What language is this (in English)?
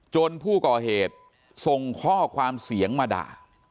Thai